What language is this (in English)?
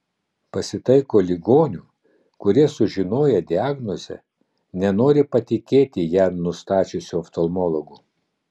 Lithuanian